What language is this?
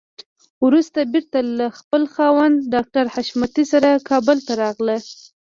Pashto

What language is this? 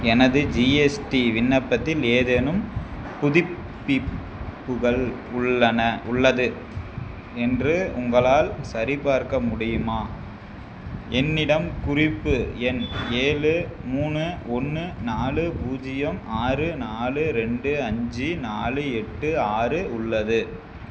Tamil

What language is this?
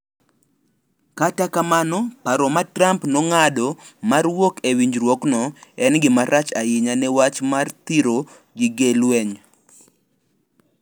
Luo (Kenya and Tanzania)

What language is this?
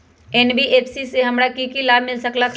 Magahi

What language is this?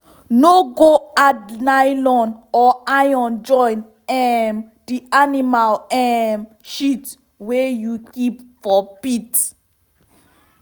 Nigerian Pidgin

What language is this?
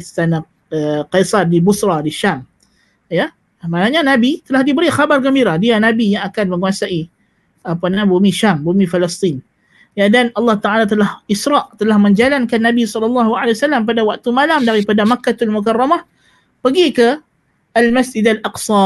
Malay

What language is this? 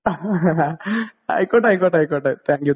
Malayalam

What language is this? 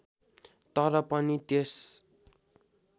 Nepali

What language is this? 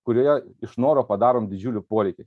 Lithuanian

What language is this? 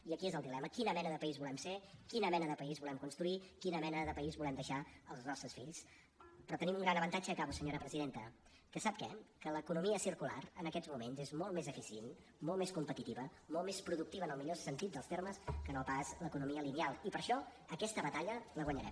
Catalan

